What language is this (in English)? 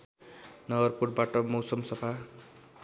Nepali